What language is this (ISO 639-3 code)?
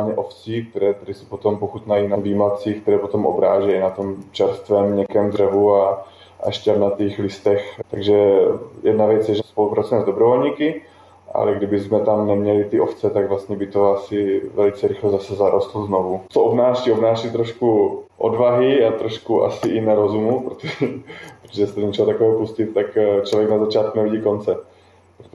ces